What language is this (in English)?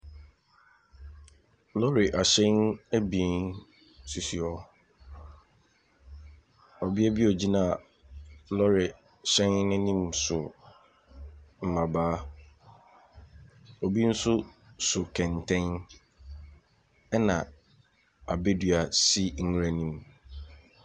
Akan